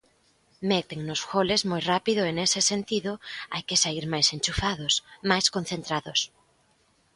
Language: Galician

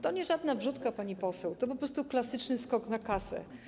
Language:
Polish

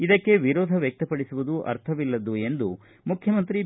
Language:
Kannada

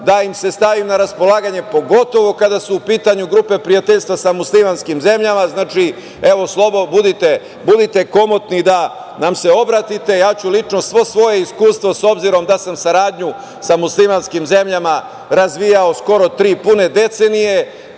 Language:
Serbian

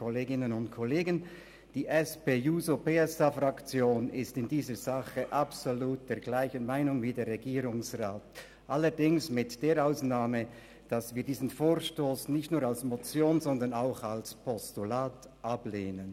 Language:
Swiss German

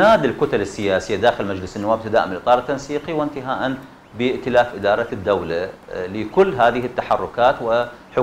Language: Arabic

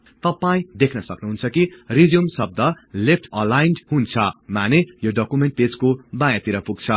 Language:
Nepali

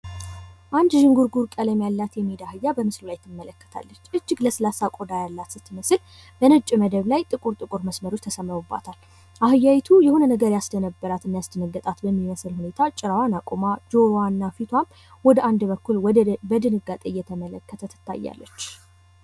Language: Amharic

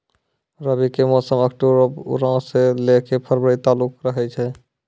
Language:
Maithili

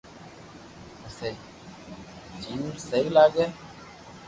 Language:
Loarki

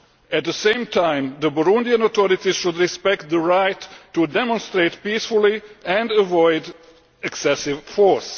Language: English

